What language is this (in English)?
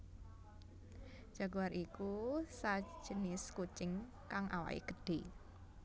Javanese